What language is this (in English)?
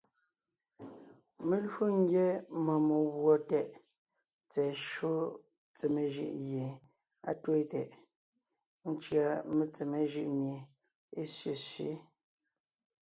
Ngiemboon